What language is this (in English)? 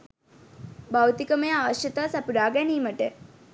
Sinhala